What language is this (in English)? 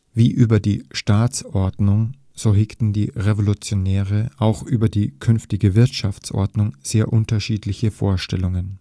German